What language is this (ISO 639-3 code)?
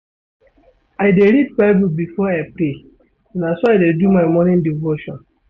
pcm